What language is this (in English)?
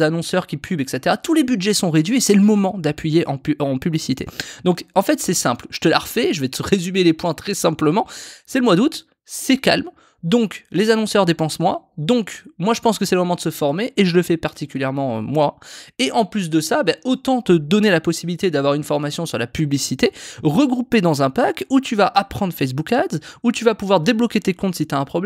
French